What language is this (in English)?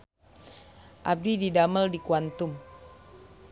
Sundanese